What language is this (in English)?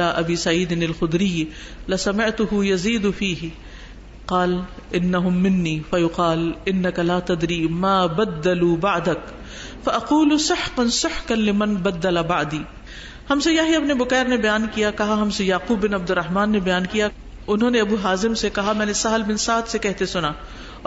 Arabic